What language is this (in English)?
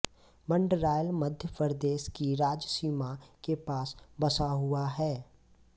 Hindi